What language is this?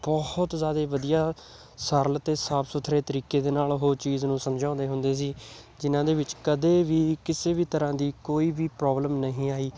Punjabi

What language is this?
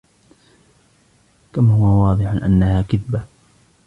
Arabic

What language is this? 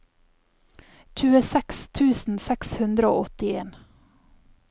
Norwegian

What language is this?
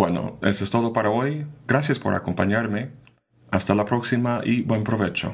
Spanish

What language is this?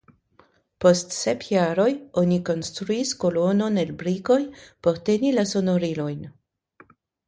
Esperanto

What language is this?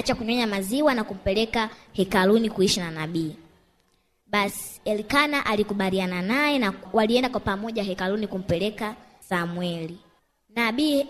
Swahili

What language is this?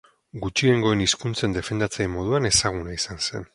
Basque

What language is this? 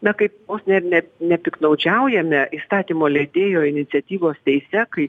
Lithuanian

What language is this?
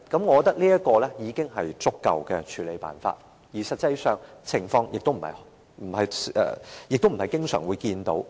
Cantonese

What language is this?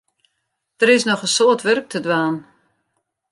Western Frisian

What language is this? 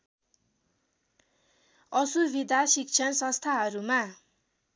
Nepali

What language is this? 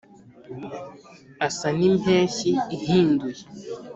Kinyarwanda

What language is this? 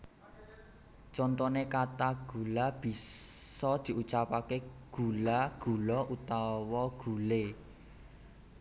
Javanese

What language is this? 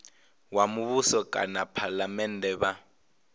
Venda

